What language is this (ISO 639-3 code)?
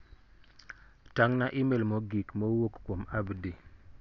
luo